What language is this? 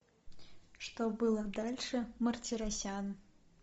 Russian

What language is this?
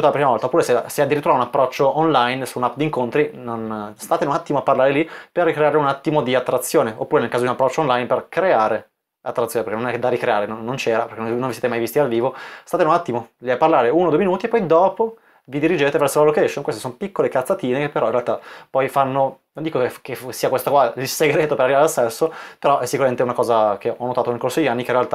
Italian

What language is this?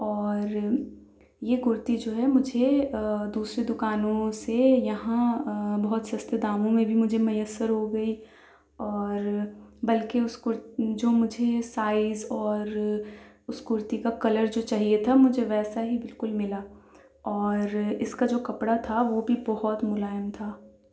Urdu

